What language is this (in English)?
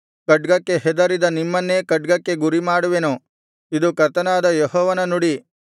Kannada